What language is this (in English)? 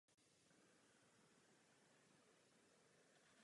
Czech